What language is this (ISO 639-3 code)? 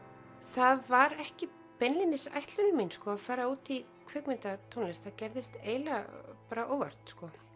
isl